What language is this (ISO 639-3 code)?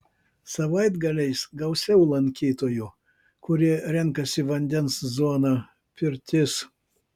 lit